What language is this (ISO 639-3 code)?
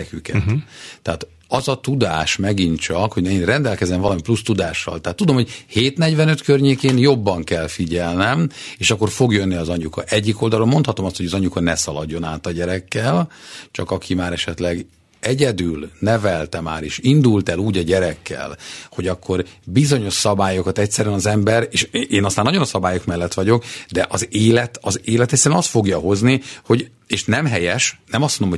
hun